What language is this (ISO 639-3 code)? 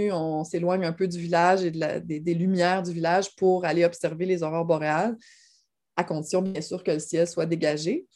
fra